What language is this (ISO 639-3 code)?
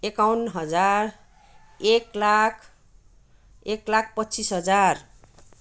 nep